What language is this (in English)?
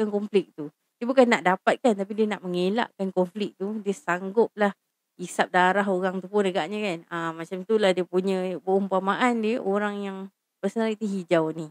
Malay